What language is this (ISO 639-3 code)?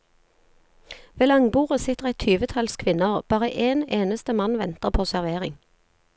nor